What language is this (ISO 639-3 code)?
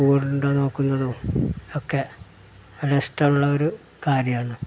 mal